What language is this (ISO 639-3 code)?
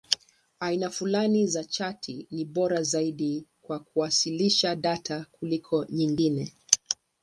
swa